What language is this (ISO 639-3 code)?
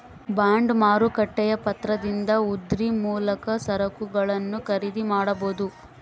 kan